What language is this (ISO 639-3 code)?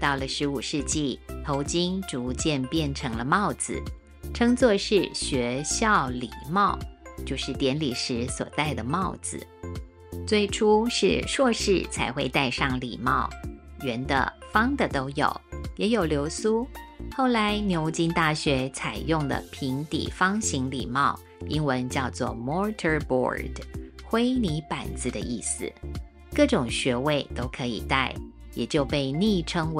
zho